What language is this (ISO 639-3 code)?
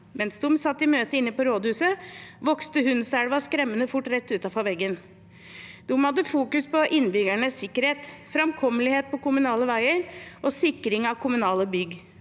nor